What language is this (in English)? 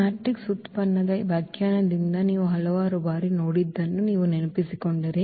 Kannada